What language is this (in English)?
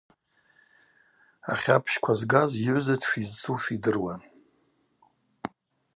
Abaza